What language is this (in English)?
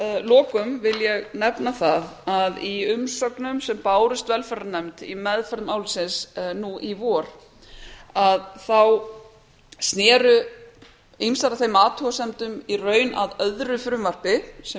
Icelandic